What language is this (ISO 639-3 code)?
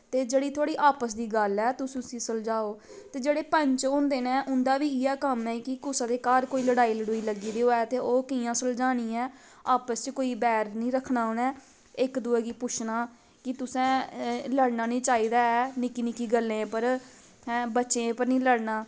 doi